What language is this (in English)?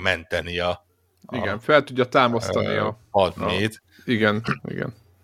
Hungarian